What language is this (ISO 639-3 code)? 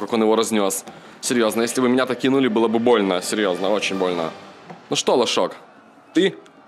rus